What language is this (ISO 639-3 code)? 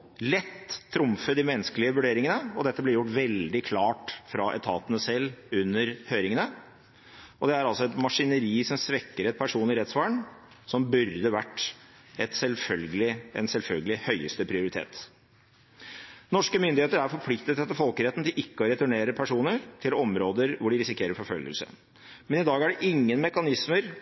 nob